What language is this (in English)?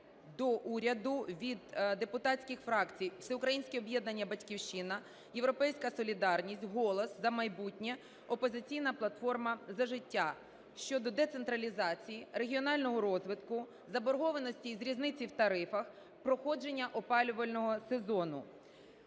Ukrainian